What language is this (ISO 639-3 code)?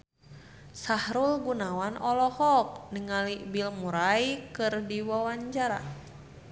sun